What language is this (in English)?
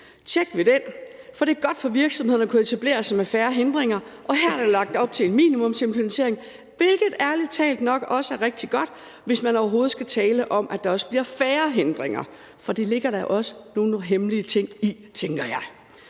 Danish